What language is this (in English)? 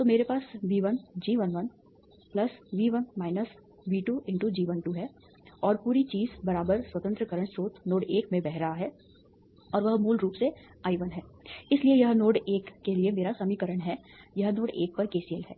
Hindi